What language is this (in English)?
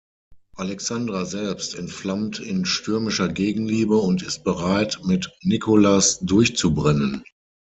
German